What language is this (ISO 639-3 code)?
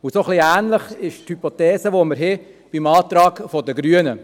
gsw